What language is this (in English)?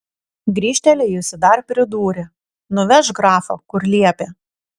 Lithuanian